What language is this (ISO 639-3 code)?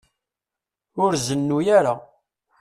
kab